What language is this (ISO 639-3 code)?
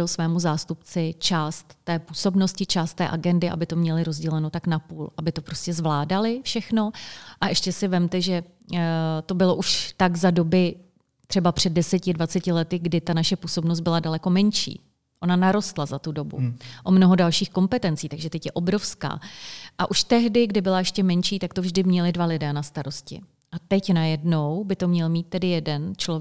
ces